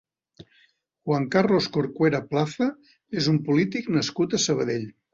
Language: Catalan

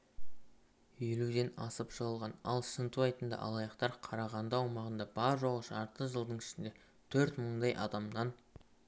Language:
Kazakh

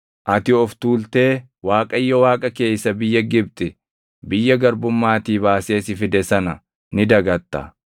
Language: Oromo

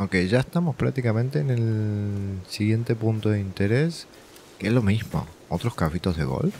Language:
Spanish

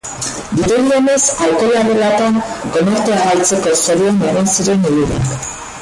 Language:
Basque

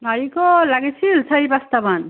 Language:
Assamese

